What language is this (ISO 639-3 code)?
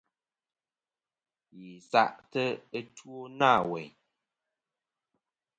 bkm